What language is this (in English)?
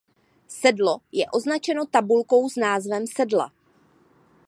Czech